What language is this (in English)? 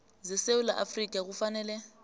South Ndebele